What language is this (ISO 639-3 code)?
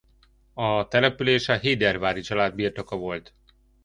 hun